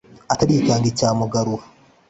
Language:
Kinyarwanda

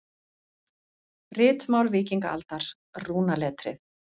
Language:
Icelandic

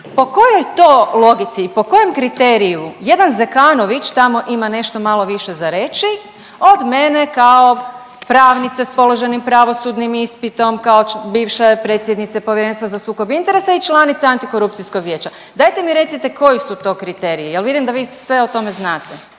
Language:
Croatian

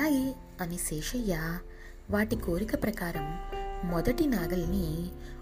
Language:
Telugu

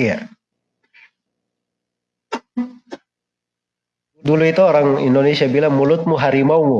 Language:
Indonesian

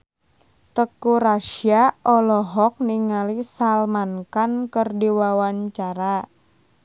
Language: Sundanese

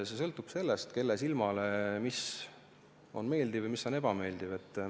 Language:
Estonian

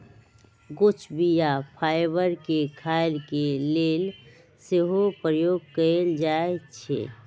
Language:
Magahi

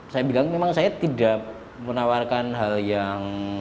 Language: Indonesian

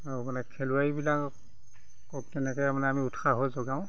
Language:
Assamese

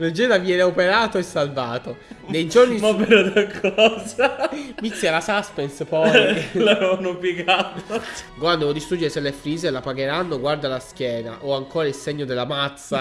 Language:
Italian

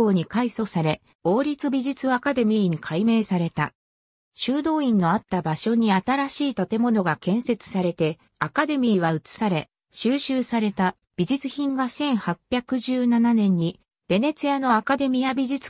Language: Japanese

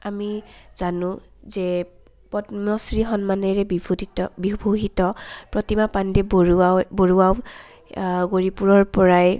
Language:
Assamese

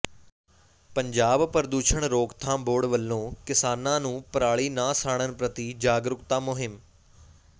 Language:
Punjabi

